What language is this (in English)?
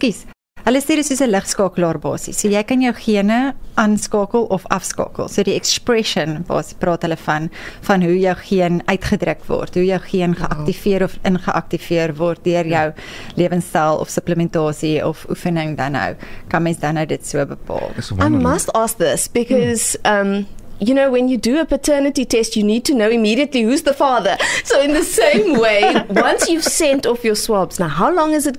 Dutch